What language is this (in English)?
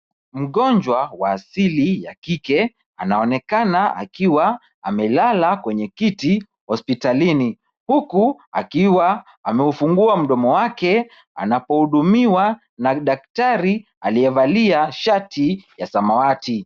Swahili